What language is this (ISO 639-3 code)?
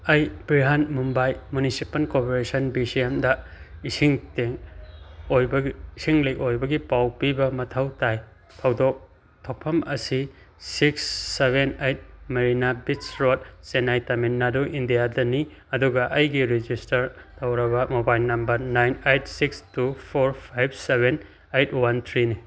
mni